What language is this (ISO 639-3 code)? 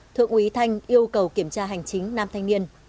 vie